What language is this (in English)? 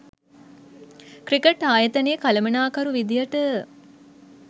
Sinhala